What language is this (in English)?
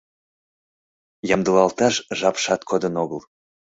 Mari